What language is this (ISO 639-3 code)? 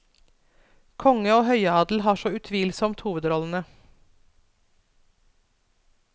nor